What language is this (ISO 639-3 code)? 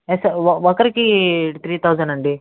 tel